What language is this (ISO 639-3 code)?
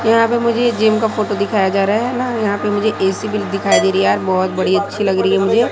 hin